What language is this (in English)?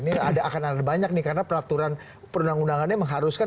Indonesian